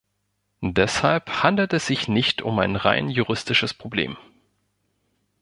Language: German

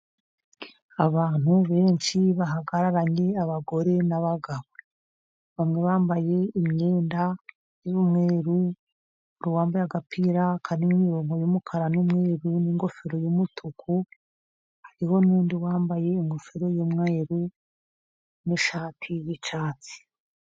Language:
Kinyarwanda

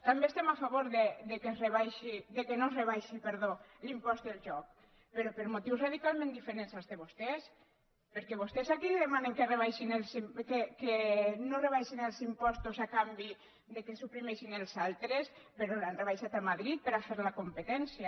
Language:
Catalan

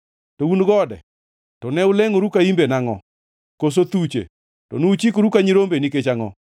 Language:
Luo (Kenya and Tanzania)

